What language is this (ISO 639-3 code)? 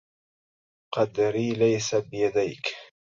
ara